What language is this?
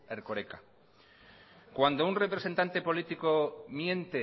Spanish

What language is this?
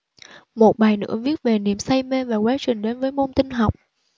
Vietnamese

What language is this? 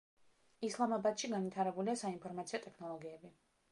Georgian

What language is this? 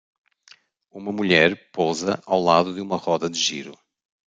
Portuguese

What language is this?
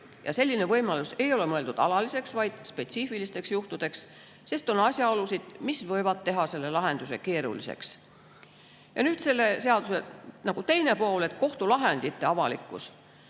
Estonian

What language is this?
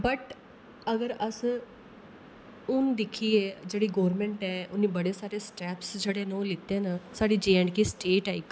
Dogri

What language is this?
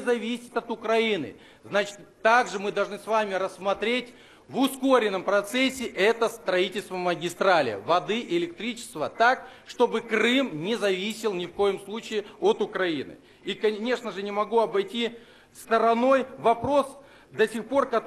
Russian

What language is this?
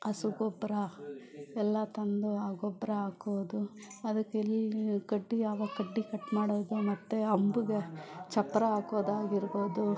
Kannada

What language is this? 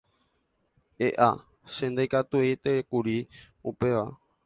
Guarani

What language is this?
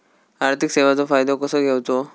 Marathi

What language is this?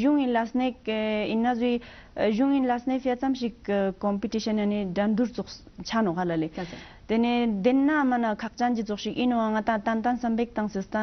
Romanian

